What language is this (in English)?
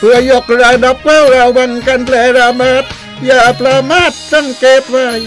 Thai